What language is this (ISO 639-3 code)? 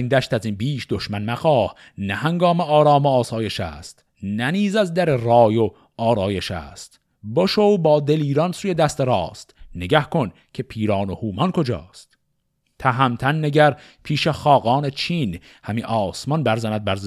fas